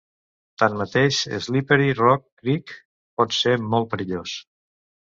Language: Catalan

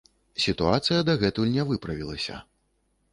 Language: Belarusian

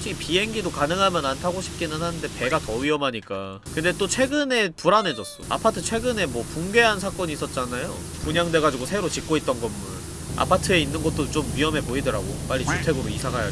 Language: Korean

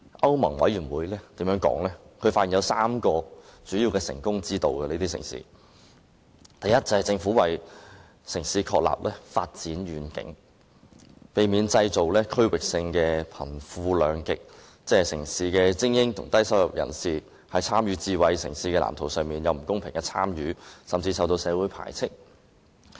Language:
Cantonese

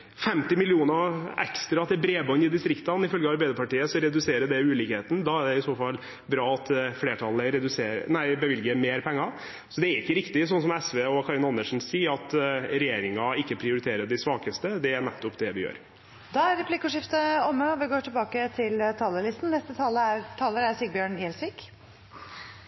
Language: Norwegian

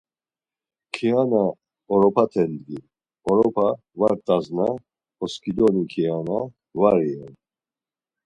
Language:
Laz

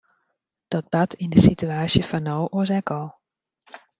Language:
Western Frisian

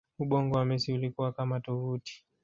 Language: Swahili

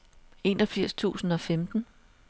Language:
Danish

